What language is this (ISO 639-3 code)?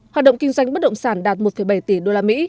vie